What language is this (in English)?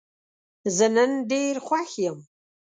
Pashto